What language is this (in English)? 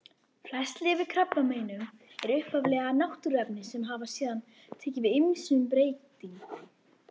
Icelandic